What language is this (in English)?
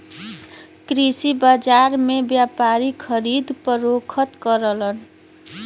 Bhojpuri